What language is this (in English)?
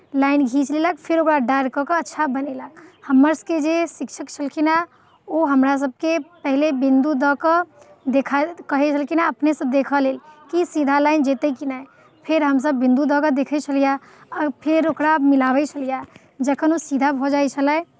Maithili